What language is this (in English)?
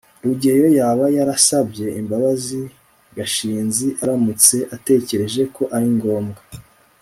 Kinyarwanda